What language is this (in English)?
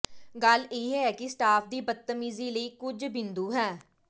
Punjabi